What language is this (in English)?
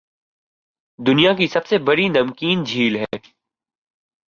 Urdu